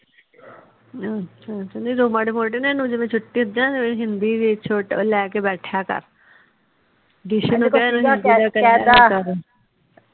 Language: Punjabi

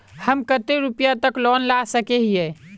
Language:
Magahi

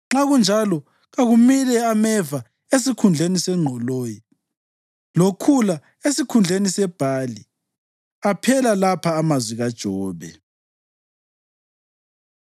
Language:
North Ndebele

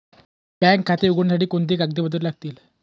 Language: Marathi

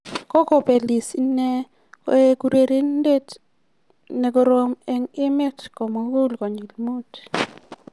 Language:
Kalenjin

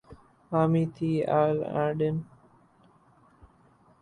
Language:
Urdu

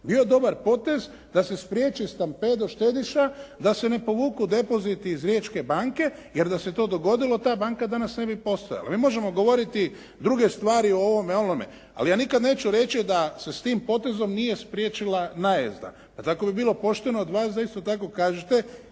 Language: Croatian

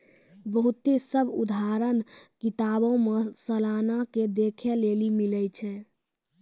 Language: Maithili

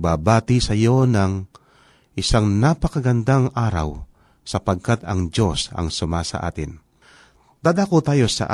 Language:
Filipino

